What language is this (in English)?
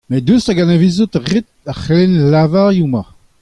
Breton